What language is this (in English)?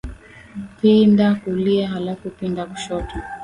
Swahili